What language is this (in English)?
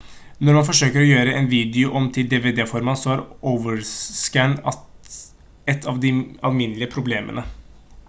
Norwegian Bokmål